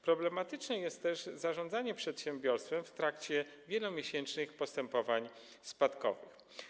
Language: Polish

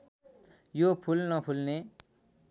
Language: Nepali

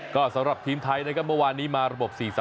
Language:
Thai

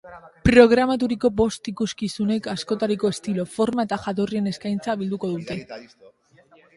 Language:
Basque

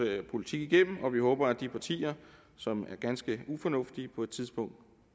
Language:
Danish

